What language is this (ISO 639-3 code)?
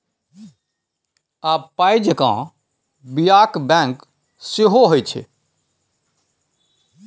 mai